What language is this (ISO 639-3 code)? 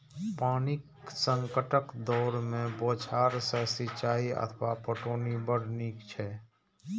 mai